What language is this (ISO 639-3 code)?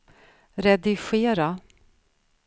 swe